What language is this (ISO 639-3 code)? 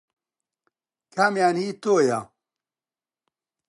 ckb